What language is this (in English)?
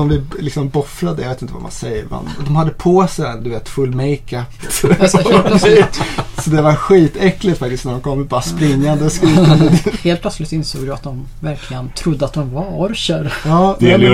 Swedish